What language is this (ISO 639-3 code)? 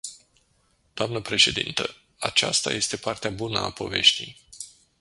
ron